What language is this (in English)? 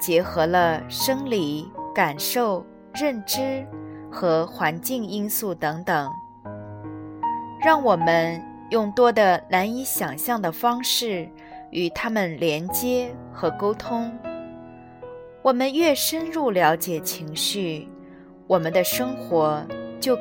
Chinese